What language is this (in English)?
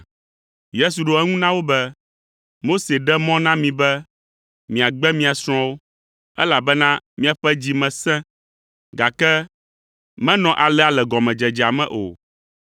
Ewe